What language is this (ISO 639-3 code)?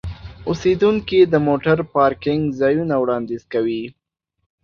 pus